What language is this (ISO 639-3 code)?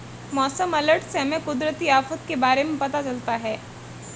hin